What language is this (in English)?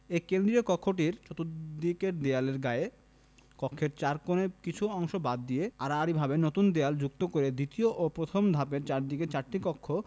Bangla